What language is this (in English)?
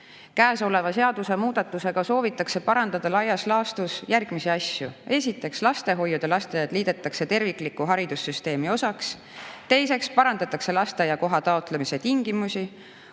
Estonian